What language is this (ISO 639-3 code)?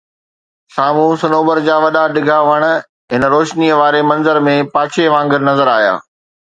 snd